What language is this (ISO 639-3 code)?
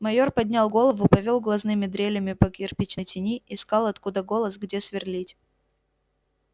rus